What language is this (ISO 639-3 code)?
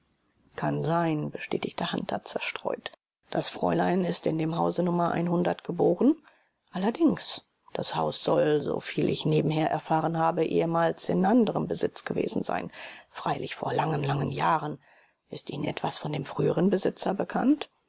deu